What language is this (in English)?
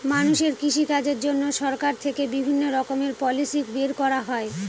Bangla